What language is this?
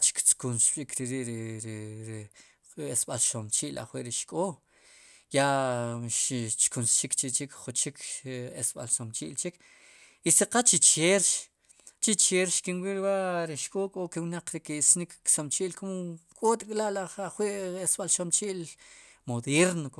Sipacapense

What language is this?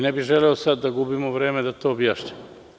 Serbian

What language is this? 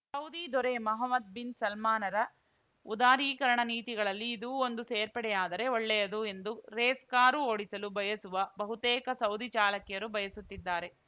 Kannada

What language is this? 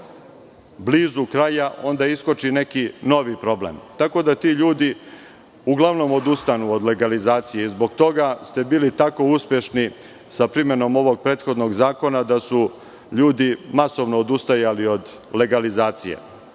Serbian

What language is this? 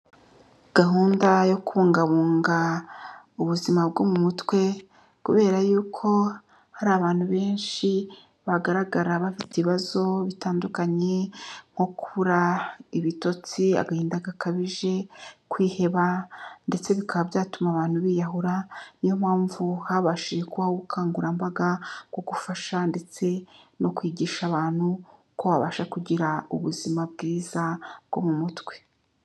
Kinyarwanda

